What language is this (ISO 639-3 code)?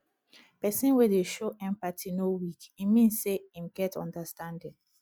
pcm